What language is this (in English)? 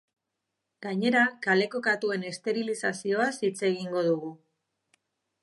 Basque